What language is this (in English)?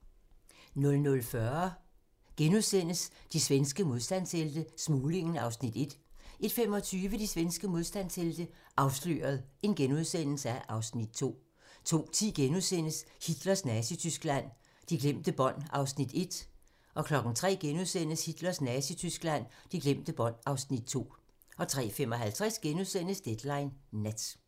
Danish